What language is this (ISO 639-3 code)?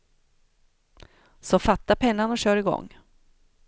swe